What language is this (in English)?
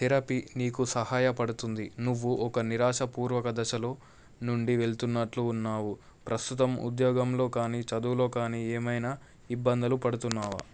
Telugu